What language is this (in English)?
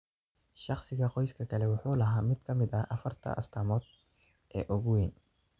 Somali